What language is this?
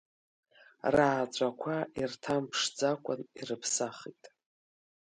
Abkhazian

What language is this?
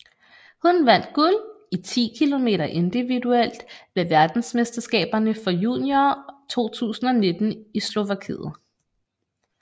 Danish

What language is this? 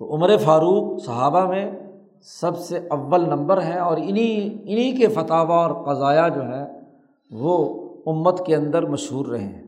Urdu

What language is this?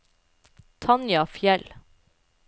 Norwegian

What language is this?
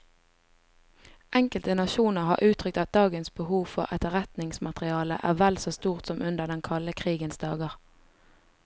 Norwegian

